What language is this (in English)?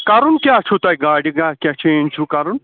Kashmiri